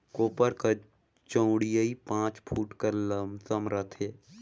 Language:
Chhattisgarhi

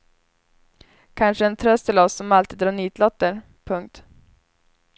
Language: Swedish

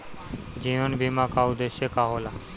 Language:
Bhojpuri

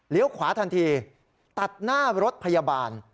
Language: Thai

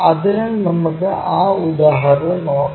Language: Malayalam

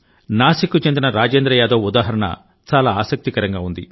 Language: Telugu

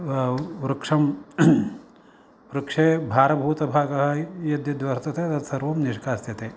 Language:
Sanskrit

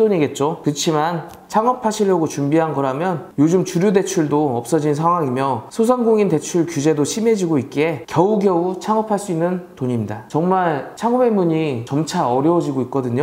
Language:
Korean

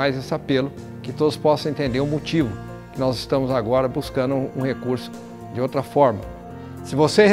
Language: Portuguese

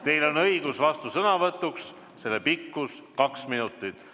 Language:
Estonian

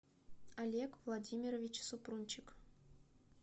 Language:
Russian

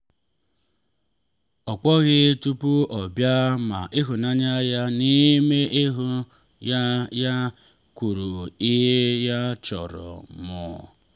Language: Igbo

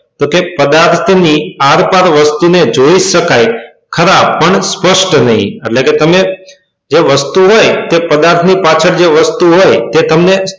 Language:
Gujarati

